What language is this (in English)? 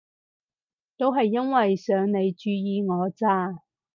Cantonese